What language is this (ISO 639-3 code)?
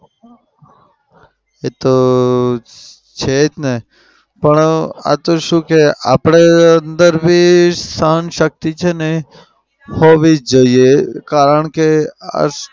guj